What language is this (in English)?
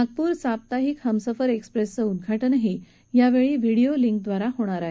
Marathi